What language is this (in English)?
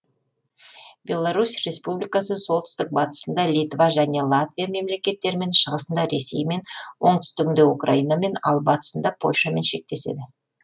Kazakh